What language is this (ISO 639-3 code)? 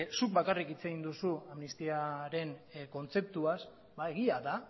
eus